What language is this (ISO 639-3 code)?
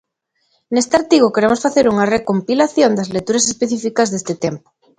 glg